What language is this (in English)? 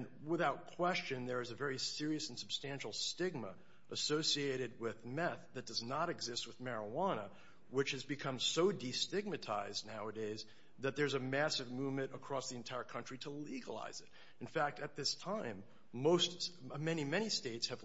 English